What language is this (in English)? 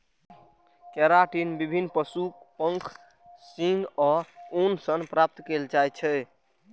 Maithili